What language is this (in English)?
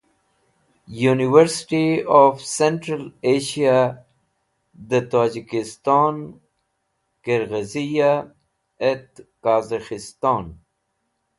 Wakhi